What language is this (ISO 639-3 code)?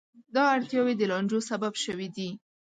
pus